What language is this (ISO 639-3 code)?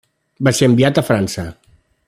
cat